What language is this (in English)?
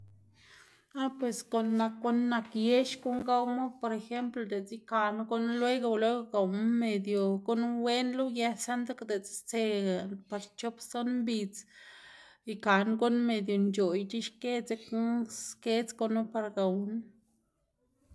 Xanaguía Zapotec